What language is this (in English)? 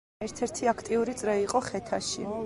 Georgian